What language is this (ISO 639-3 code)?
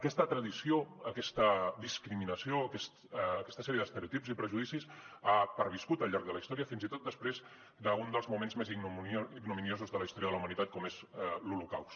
cat